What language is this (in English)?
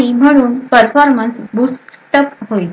Marathi